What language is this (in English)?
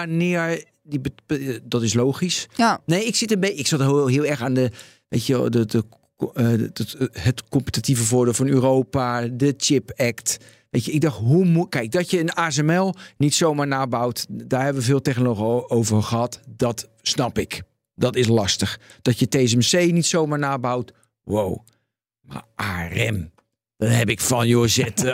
Dutch